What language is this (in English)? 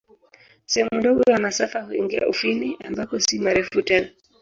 Swahili